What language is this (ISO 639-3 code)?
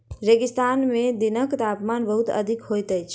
mai